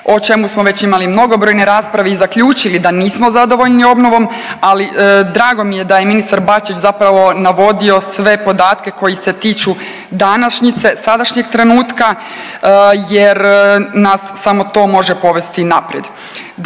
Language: Croatian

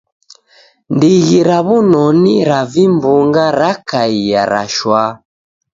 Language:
Taita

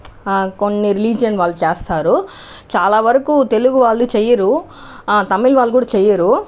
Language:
Telugu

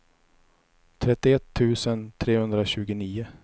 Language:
Swedish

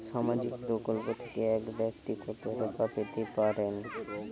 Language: Bangla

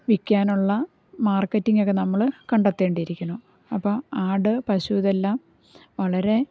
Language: Malayalam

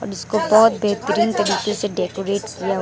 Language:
Hindi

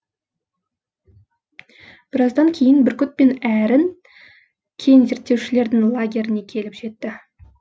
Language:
Kazakh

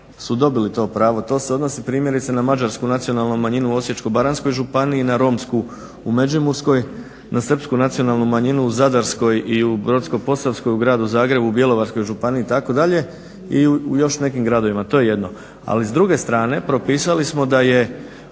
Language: Croatian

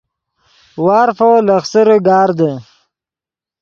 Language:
Yidgha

